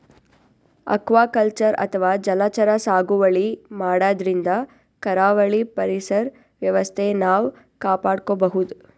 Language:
Kannada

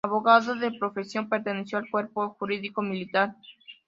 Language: Spanish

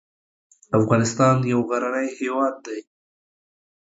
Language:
Pashto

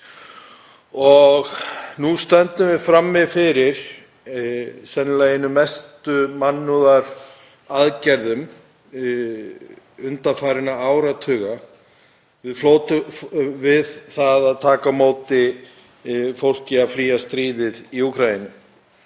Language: Icelandic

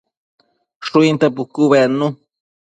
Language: Matsés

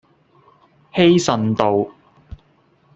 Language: Cantonese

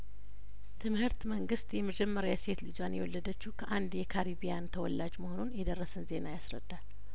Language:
Amharic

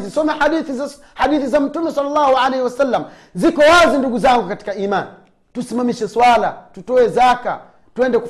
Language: Swahili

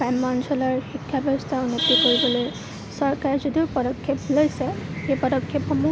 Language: Assamese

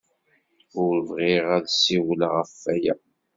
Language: Kabyle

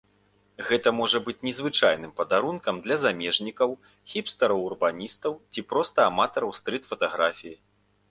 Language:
Belarusian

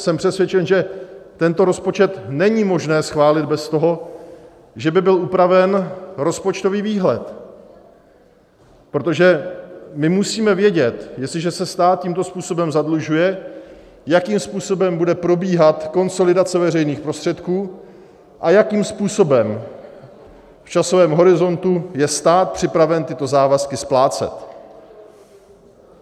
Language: Czech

